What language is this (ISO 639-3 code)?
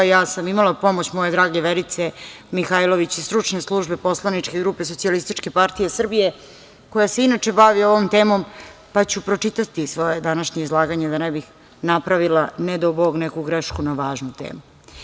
srp